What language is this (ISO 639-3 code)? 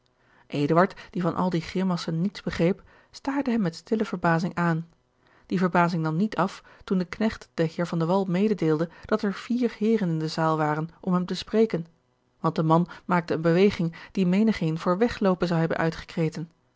nld